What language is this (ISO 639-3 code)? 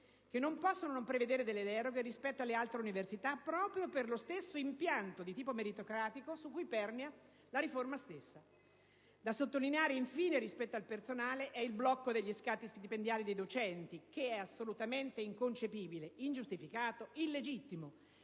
ita